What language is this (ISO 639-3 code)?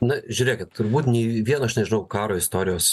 lit